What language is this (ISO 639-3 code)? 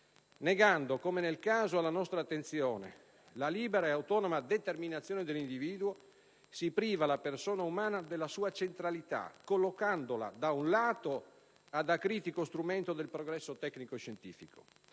ita